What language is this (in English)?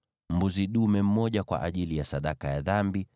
Swahili